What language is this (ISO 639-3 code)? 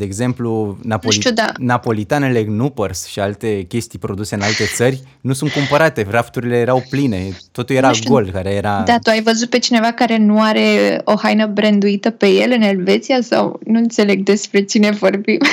ron